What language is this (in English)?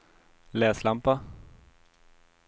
Swedish